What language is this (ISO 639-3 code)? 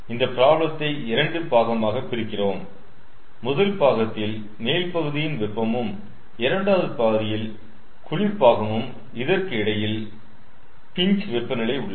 tam